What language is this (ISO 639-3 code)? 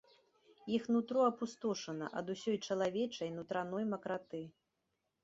bel